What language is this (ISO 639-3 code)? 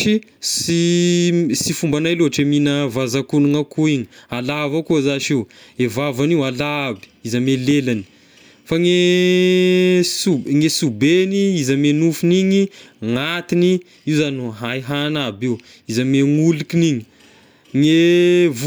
tkg